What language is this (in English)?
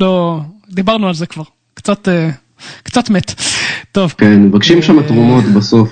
Hebrew